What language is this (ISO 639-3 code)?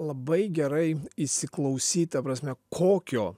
lit